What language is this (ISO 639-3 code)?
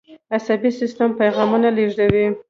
pus